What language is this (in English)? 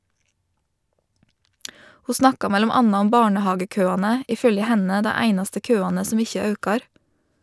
Norwegian